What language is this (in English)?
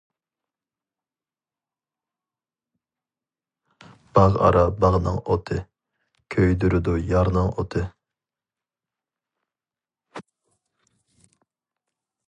Uyghur